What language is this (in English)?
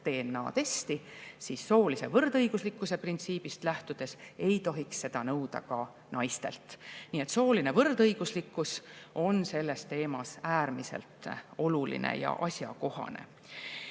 Estonian